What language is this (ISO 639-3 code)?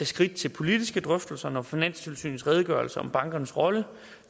dan